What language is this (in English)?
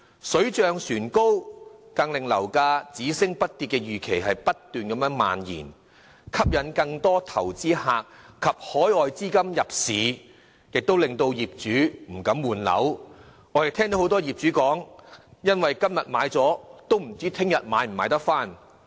Cantonese